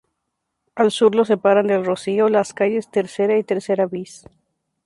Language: Spanish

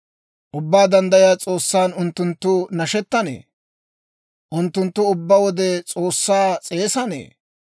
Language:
Dawro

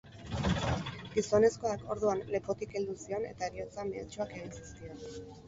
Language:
Basque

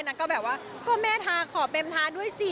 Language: Thai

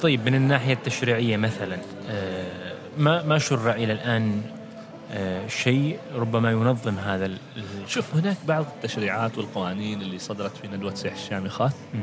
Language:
Arabic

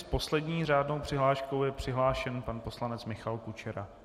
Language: Czech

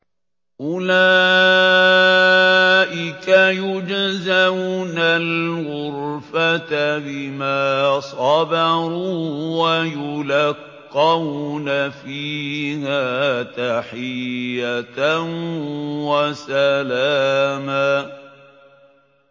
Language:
Arabic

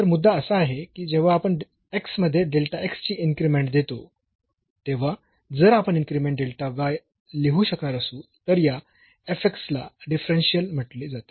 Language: Marathi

